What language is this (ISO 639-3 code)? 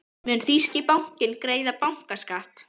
isl